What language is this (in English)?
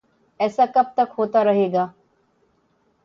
Urdu